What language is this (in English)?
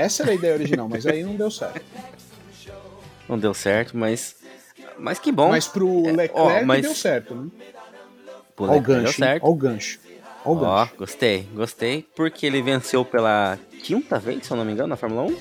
Portuguese